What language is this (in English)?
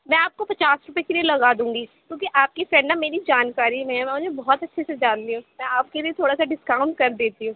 Urdu